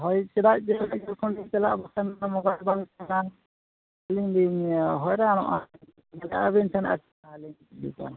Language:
Santali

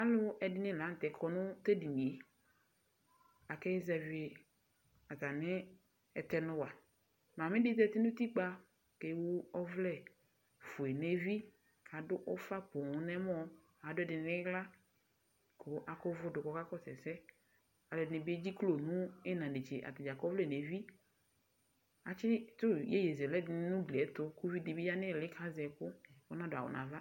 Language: Ikposo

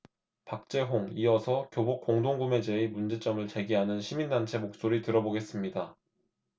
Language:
Korean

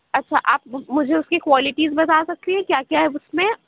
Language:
Urdu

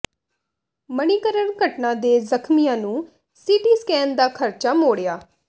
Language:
Punjabi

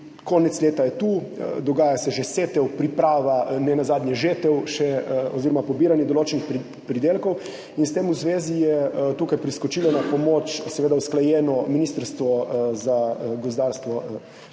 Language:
Slovenian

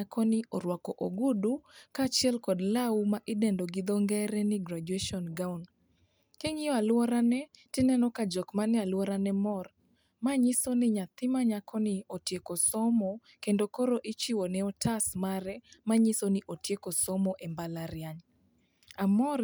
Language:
Luo (Kenya and Tanzania)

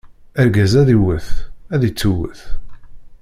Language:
Kabyle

